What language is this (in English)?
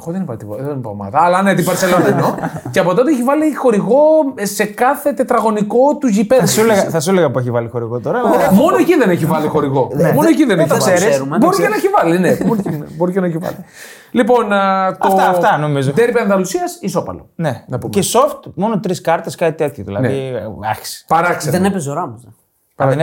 Greek